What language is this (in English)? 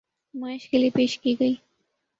Urdu